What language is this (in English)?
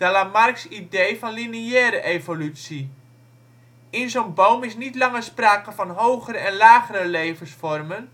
Dutch